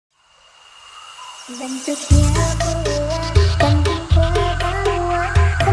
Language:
Malay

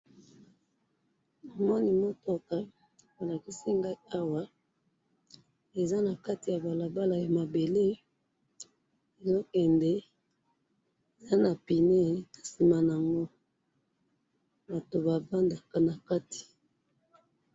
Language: Lingala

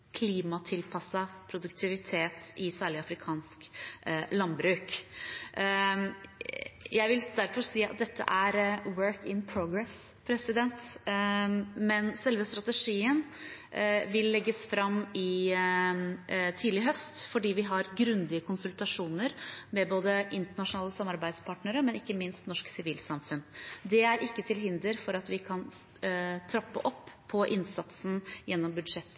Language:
Norwegian Bokmål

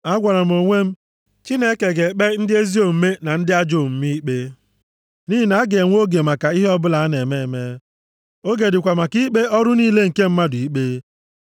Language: Igbo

